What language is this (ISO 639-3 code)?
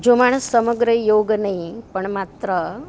guj